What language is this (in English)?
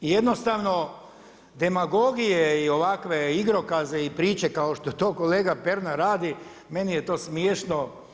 Croatian